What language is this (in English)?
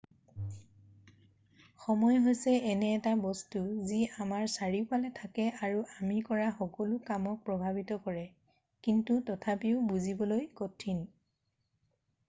Assamese